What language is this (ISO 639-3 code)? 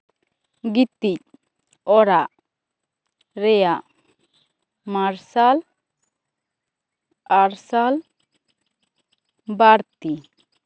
sat